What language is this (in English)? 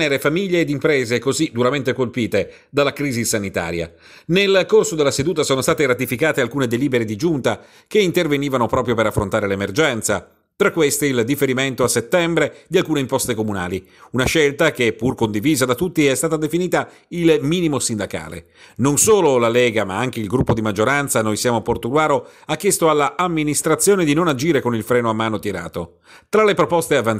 Italian